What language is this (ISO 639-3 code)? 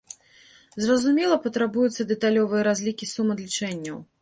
bel